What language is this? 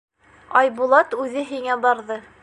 Bashkir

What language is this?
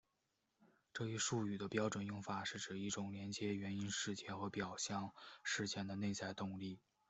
Chinese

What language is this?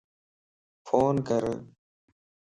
Lasi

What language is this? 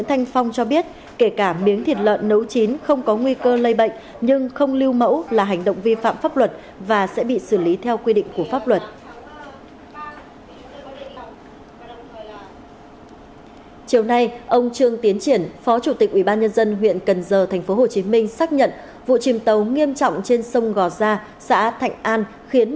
Vietnamese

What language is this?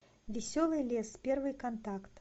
Russian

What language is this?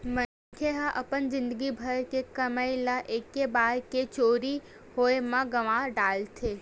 Chhattisgarhi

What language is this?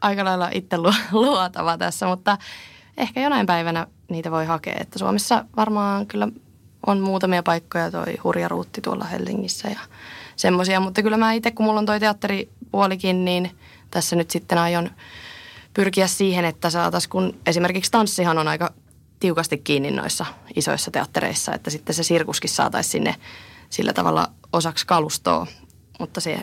Finnish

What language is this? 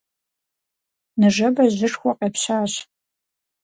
Kabardian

